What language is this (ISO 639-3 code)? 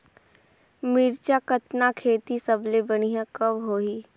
hne